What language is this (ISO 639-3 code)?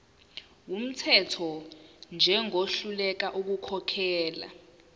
zul